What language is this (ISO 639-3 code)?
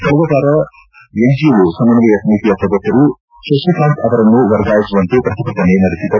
kan